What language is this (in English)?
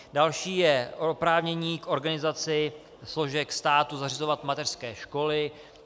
Czech